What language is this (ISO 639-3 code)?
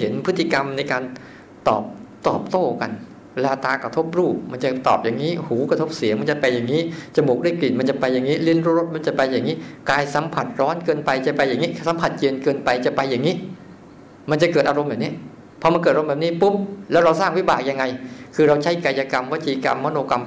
tha